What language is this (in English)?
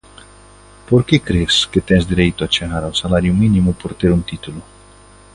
Galician